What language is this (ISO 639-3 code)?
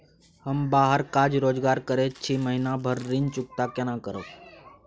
mai